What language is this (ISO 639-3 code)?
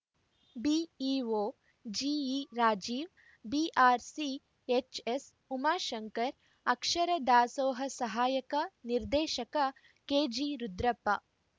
kan